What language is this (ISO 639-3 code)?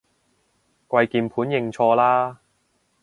yue